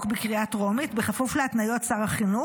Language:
Hebrew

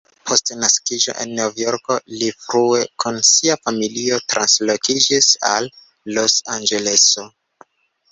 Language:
Esperanto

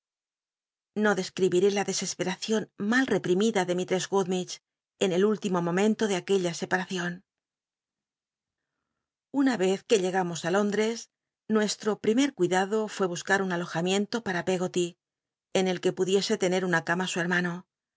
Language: Spanish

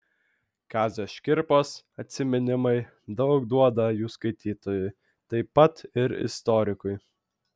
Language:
Lithuanian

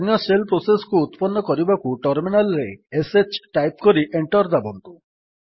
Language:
Odia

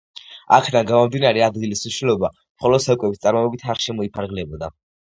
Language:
Georgian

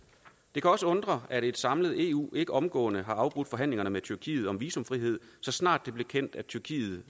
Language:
Danish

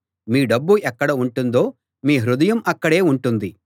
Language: Telugu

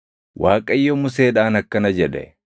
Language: Oromo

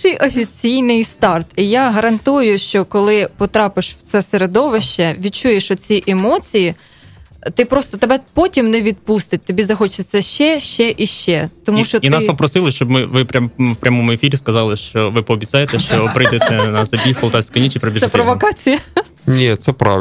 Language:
Ukrainian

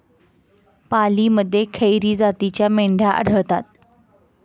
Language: Marathi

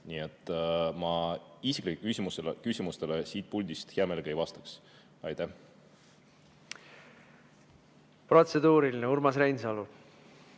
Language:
Estonian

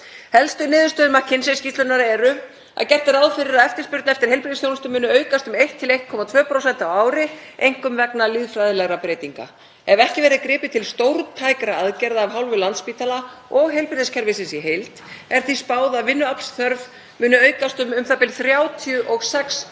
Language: Icelandic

